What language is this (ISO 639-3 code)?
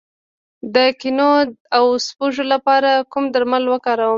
pus